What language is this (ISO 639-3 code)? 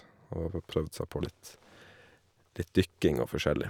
nor